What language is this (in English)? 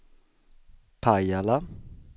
Swedish